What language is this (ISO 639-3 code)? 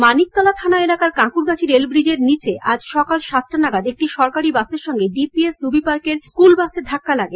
ben